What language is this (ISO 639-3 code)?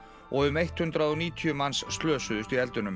isl